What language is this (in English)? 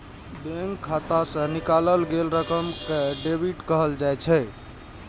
Maithili